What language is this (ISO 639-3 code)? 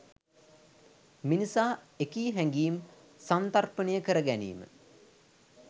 sin